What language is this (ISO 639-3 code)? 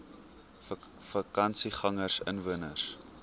afr